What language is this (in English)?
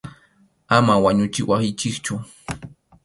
Arequipa-La Unión Quechua